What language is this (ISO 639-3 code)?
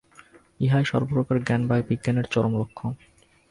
ben